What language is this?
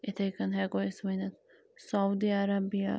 Kashmiri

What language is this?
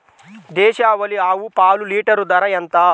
Telugu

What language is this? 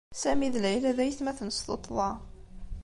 Kabyle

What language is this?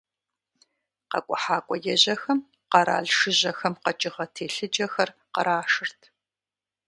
Kabardian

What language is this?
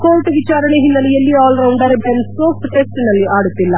Kannada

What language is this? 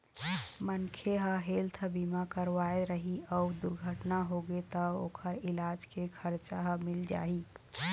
Chhattisgarhi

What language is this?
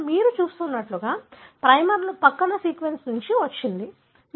Telugu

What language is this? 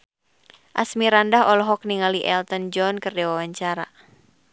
Sundanese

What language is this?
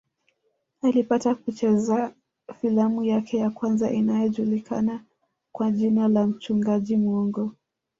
Swahili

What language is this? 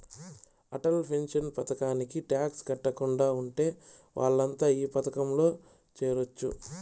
Telugu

